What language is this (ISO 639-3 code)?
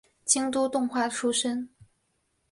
zho